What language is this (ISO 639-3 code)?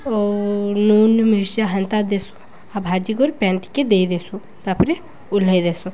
ori